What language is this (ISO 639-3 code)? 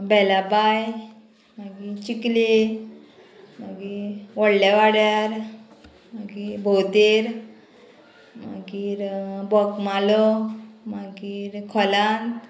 kok